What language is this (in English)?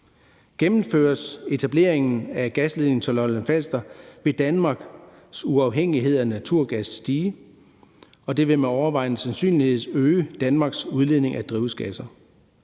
Danish